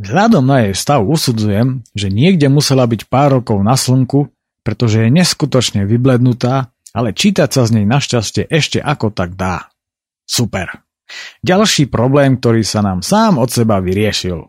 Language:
Slovak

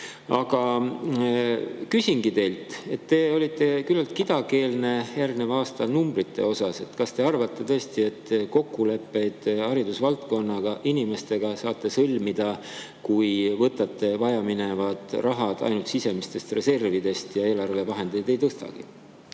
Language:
Estonian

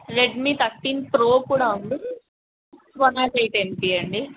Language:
Telugu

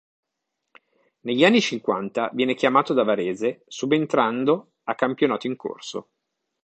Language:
Italian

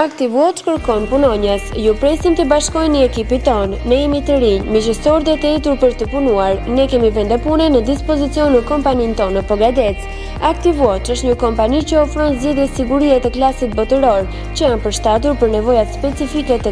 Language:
Romanian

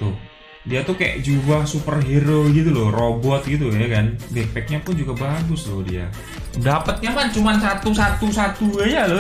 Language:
Indonesian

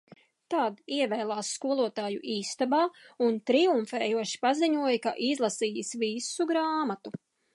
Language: Latvian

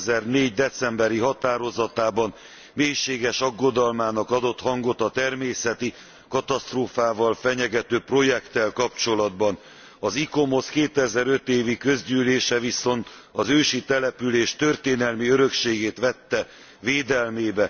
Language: Hungarian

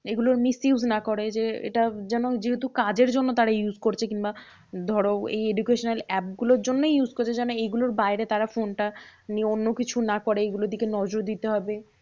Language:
Bangla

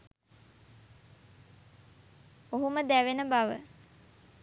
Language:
Sinhala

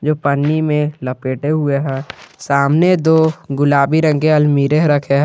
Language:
Hindi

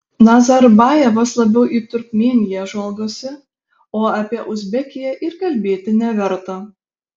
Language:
Lithuanian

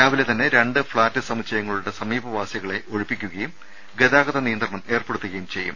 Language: Malayalam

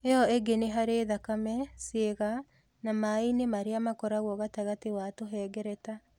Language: Kikuyu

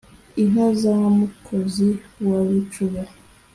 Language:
Kinyarwanda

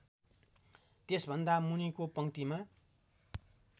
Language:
Nepali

